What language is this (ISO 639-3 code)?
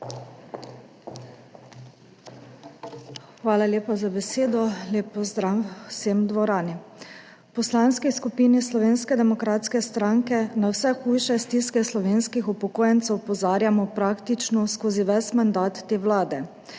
slv